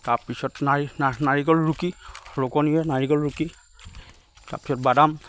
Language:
Assamese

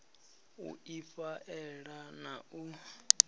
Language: Venda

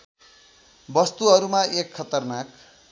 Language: Nepali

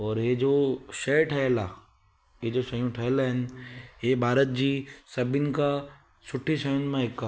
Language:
Sindhi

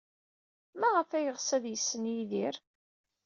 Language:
Kabyle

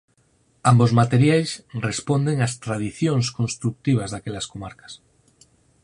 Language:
Galician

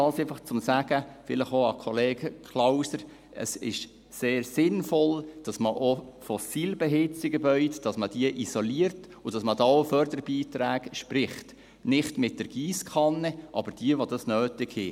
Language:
Swiss German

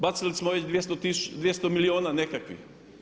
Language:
Croatian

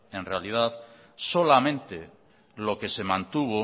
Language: Spanish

